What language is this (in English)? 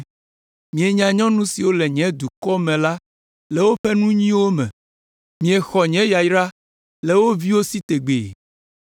Ewe